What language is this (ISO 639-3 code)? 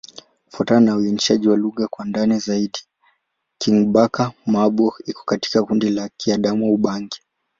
swa